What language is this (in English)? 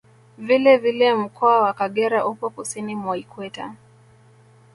Swahili